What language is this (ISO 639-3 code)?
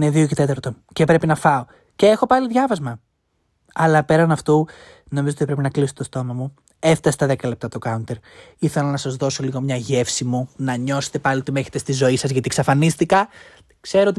ell